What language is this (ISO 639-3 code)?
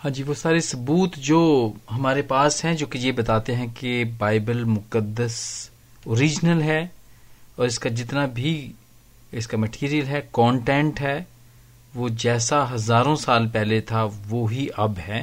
pan